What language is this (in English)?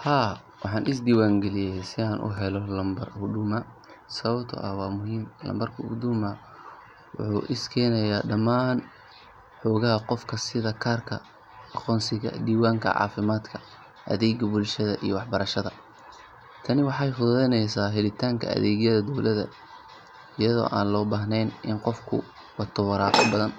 Somali